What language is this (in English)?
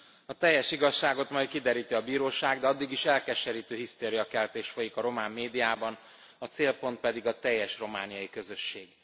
Hungarian